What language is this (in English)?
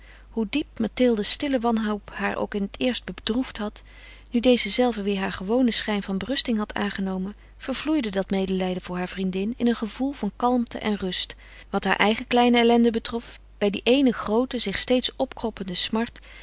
Dutch